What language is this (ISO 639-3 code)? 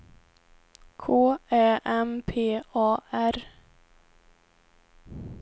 swe